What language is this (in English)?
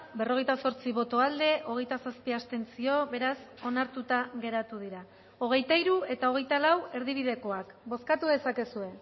Basque